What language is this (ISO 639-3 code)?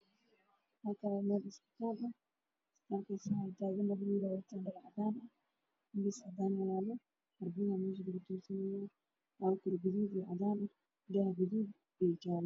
som